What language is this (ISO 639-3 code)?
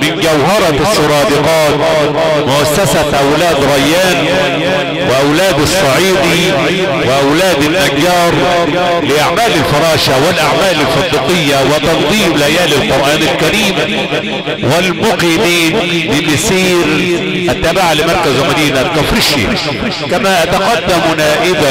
ara